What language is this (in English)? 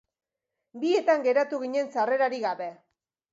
Basque